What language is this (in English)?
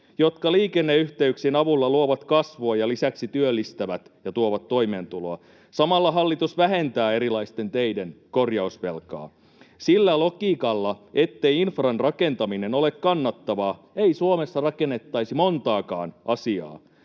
Finnish